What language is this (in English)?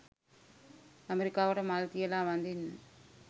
Sinhala